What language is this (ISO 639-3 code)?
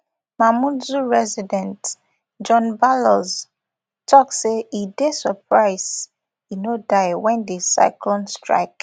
pcm